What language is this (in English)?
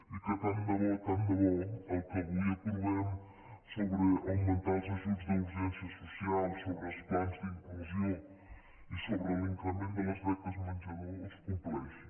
Catalan